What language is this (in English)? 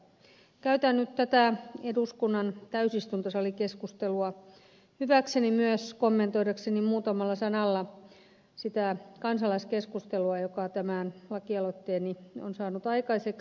Finnish